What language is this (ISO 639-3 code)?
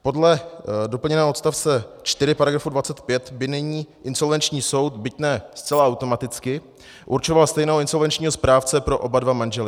ces